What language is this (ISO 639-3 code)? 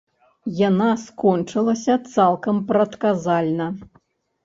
bel